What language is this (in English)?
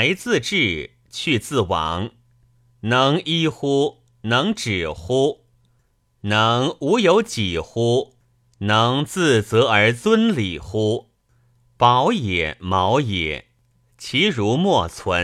Chinese